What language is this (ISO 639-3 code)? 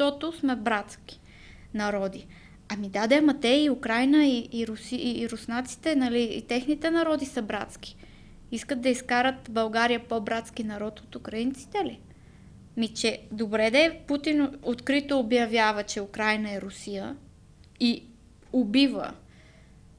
bul